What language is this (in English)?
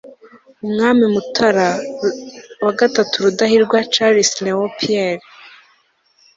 Kinyarwanda